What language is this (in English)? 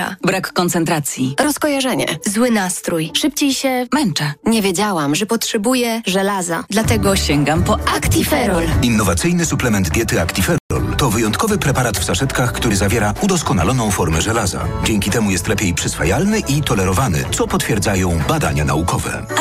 Polish